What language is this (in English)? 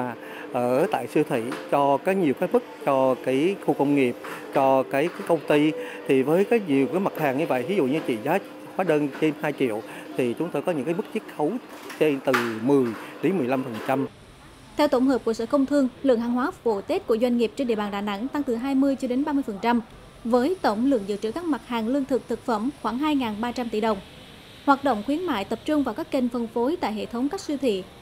Vietnamese